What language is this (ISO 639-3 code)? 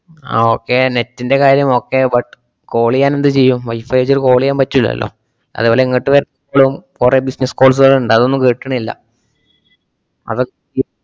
mal